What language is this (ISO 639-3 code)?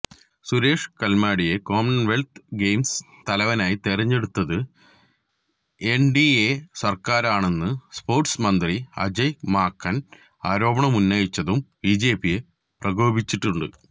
mal